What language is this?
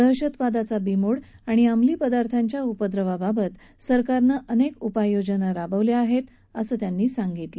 Marathi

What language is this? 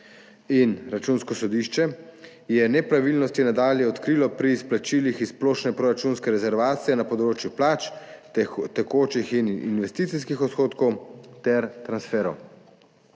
Slovenian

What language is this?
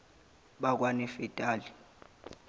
Zulu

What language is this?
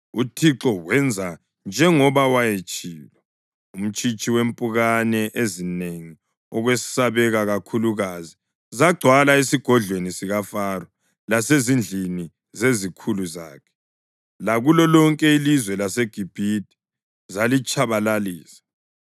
North Ndebele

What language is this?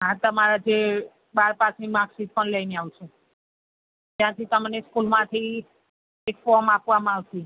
Gujarati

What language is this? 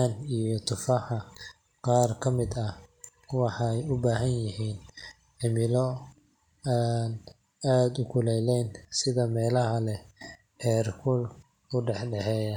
Somali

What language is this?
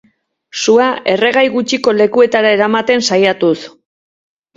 Basque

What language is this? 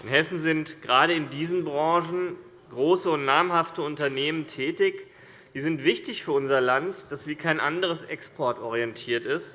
German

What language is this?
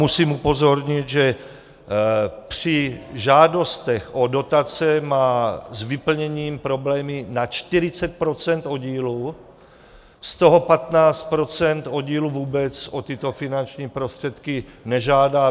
Czech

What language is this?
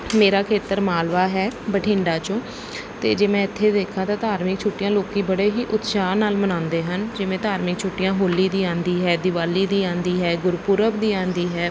Punjabi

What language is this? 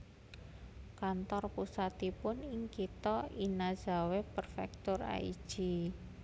Javanese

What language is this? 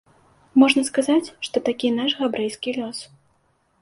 Belarusian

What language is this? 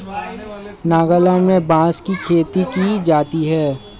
Hindi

